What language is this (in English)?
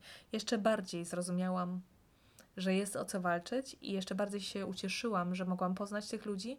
Polish